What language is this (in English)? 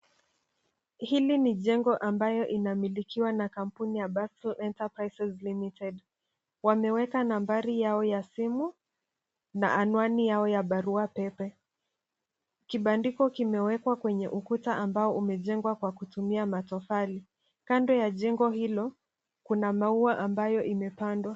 Swahili